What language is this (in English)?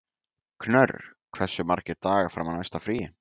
Icelandic